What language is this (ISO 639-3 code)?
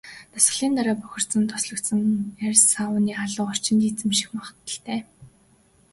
mon